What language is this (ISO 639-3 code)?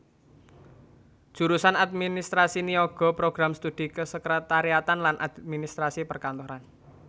jav